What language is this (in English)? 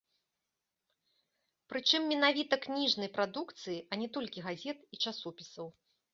Belarusian